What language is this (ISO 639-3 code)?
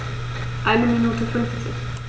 deu